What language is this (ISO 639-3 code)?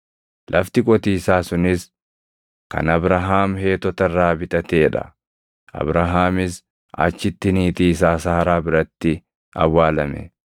orm